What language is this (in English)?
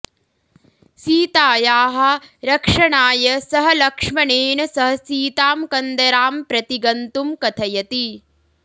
Sanskrit